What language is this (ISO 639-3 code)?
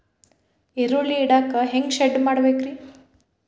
kan